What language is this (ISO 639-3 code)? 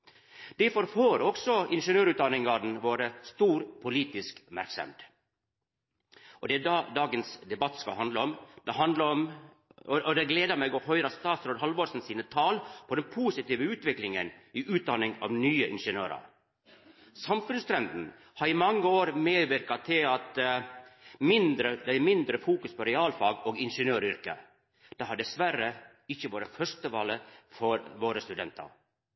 nno